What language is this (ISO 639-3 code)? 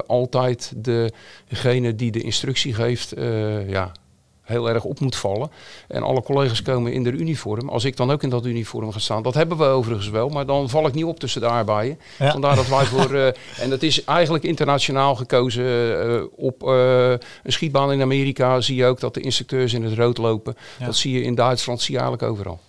nld